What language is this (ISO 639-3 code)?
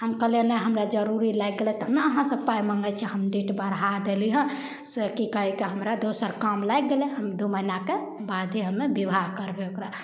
mai